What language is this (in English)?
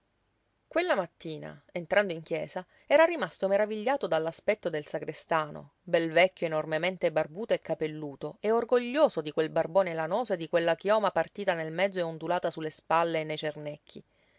Italian